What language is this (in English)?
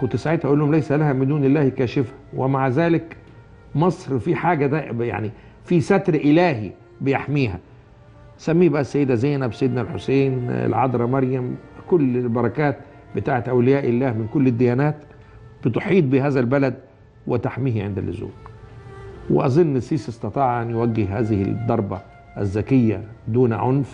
Arabic